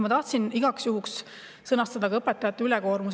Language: Estonian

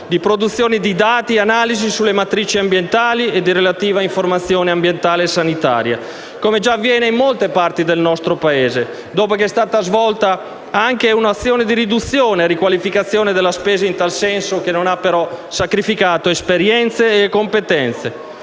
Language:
Italian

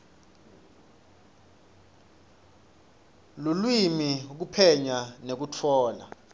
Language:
Swati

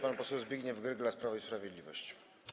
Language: Polish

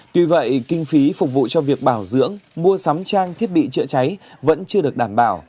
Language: Vietnamese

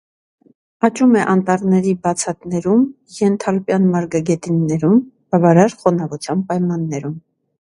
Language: Armenian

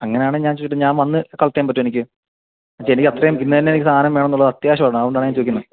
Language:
Malayalam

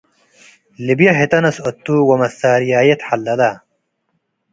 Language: Tigre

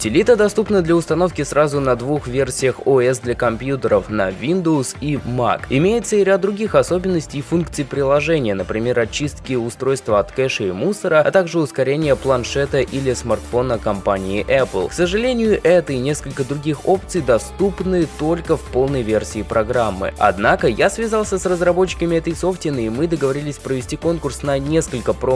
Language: Russian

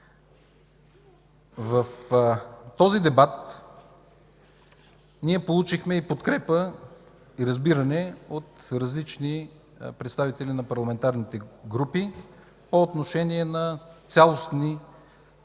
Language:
Bulgarian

